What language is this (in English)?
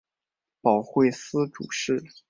Chinese